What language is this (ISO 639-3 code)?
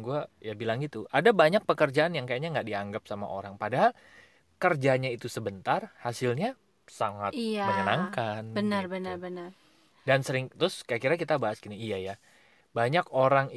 ind